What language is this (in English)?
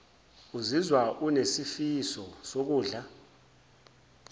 Zulu